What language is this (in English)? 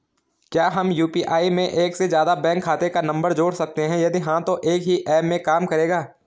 Hindi